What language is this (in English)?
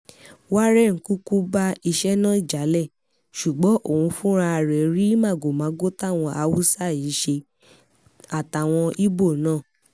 Yoruba